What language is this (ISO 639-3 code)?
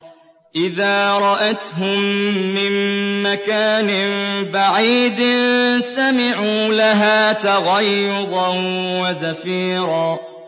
ara